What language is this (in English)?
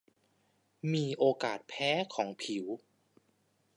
Thai